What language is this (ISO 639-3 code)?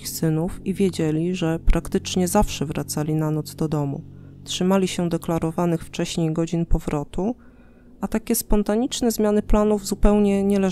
pol